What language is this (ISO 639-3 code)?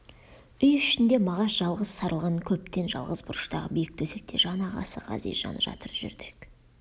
kaz